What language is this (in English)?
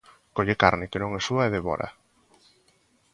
Galician